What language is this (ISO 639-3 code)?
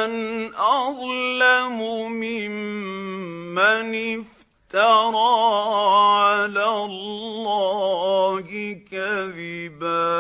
ara